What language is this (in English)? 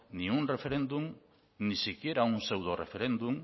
Spanish